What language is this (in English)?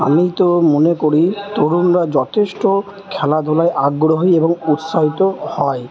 Bangla